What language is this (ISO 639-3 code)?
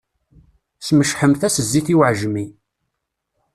kab